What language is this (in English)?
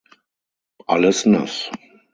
German